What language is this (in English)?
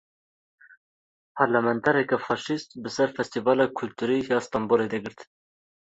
Kurdish